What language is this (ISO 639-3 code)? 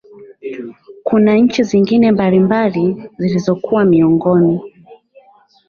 swa